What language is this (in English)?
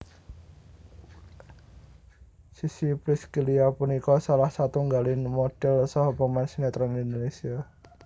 Javanese